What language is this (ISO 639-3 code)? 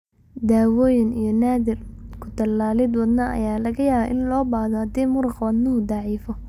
som